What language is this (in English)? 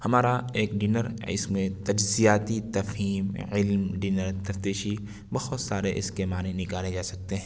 Urdu